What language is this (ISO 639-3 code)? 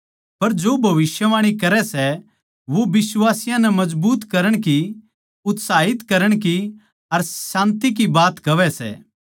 bgc